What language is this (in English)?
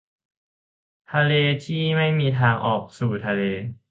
Thai